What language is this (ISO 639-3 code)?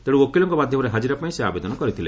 ori